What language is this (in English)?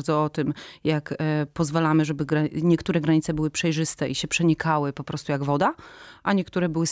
Polish